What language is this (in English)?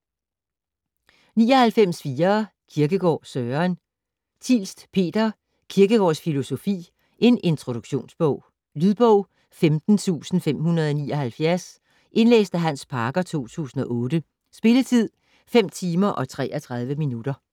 Danish